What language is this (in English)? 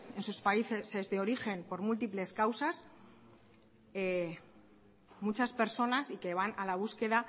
Spanish